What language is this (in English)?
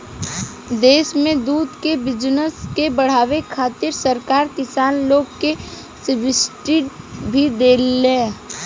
Bhojpuri